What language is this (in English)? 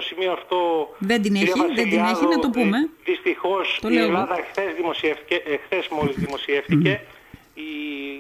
Greek